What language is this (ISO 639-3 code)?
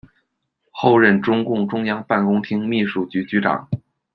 zho